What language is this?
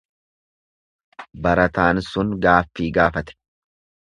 Oromo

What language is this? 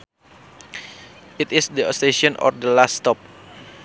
Sundanese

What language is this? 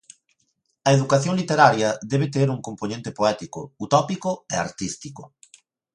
Galician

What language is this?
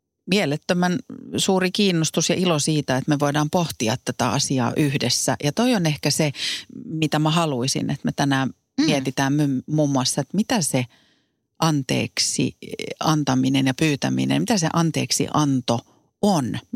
Finnish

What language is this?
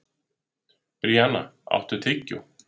Icelandic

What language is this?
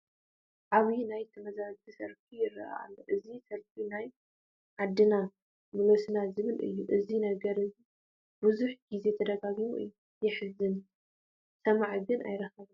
Tigrinya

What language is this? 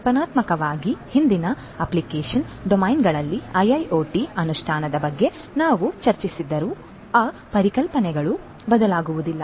Kannada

